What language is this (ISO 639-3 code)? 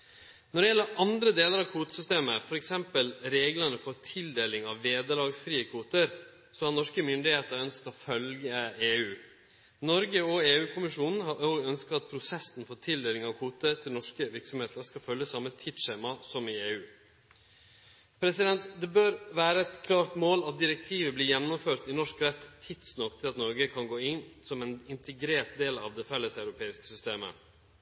nno